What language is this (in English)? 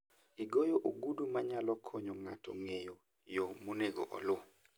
Luo (Kenya and Tanzania)